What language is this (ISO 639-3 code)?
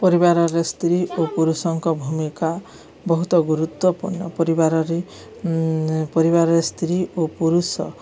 ori